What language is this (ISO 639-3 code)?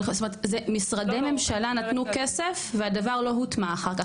heb